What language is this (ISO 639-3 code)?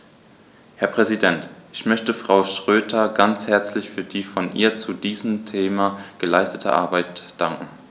deu